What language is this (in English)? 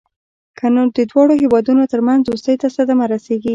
Pashto